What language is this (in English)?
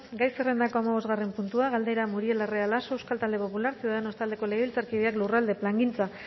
Basque